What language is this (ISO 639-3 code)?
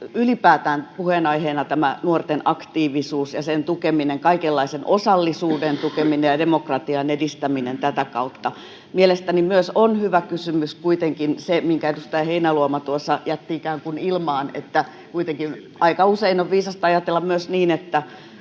fin